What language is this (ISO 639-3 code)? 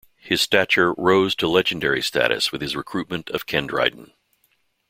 eng